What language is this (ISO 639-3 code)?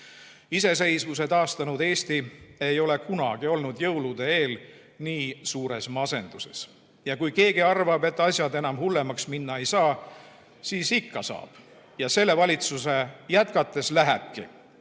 est